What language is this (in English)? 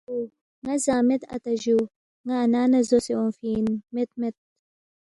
Balti